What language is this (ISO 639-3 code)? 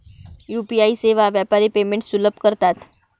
mar